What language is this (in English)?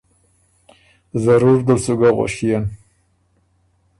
Ormuri